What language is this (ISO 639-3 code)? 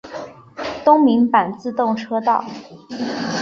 zho